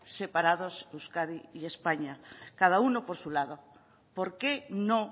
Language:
Spanish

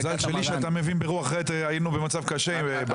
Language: Hebrew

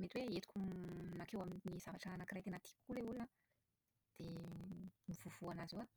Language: Malagasy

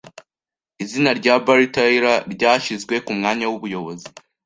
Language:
Kinyarwanda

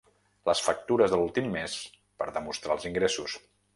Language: Catalan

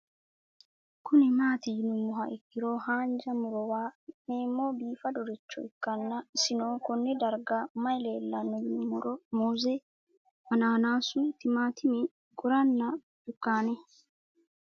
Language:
Sidamo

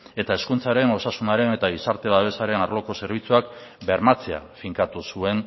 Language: Basque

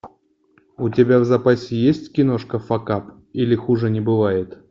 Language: Russian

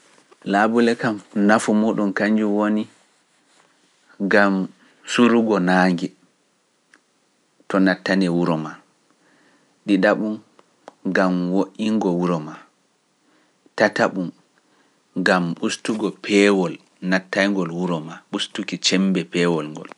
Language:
Pular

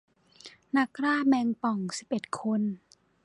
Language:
Thai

